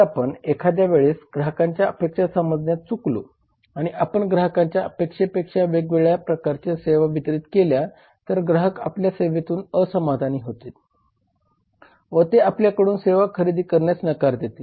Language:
Marathi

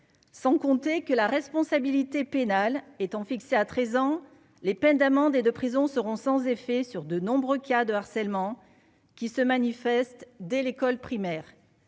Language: French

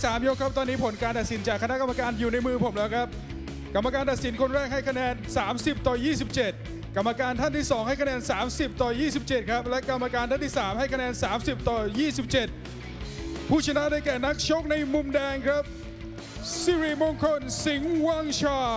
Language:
Thai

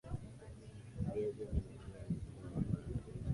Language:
Swahili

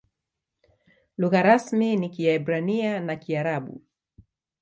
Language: Swahili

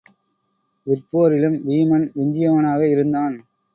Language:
Tamil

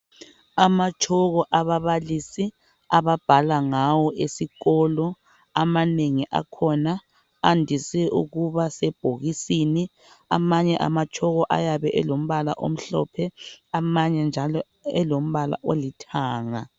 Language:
North Ndebele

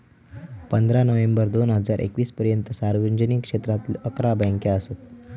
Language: Marathi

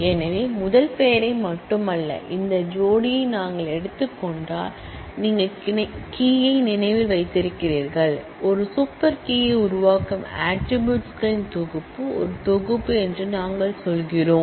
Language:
Tamil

